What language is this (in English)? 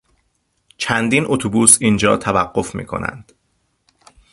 Persian